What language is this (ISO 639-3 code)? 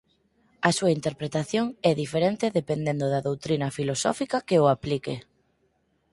glg